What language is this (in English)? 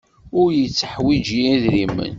Kabyle